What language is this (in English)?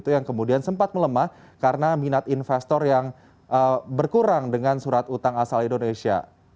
Indonesian